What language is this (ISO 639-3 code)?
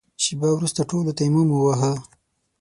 pus